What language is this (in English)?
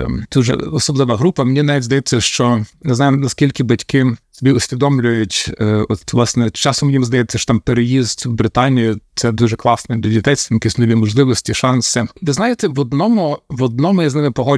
Ukrainian